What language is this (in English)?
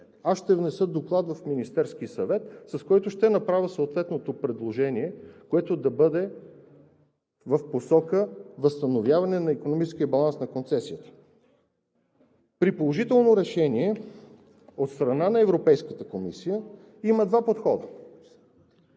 Bulgarian